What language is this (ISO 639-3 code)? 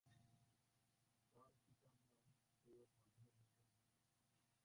ben